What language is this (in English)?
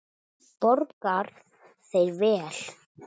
Icelandic